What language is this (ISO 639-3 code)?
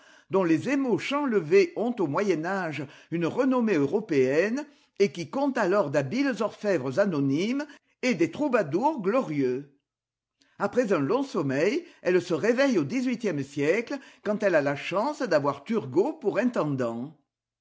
fra